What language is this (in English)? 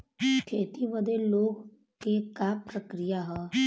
Bhojpuri